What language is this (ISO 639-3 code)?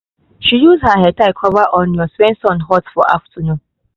pcm